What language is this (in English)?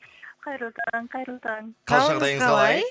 Kazakh